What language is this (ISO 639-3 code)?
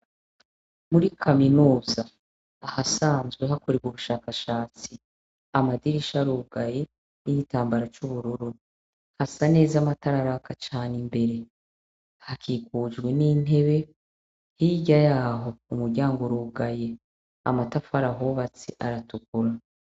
run